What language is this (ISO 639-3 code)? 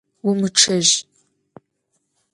ady